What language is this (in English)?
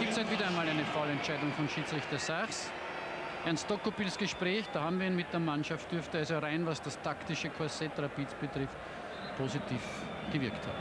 German